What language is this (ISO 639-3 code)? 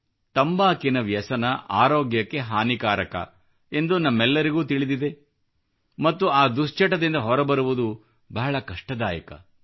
kan